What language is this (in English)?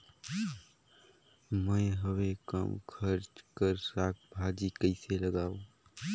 Chhattisgarhi